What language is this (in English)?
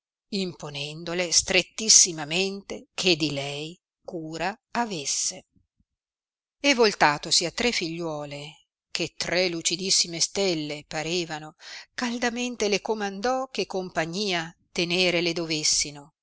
Italian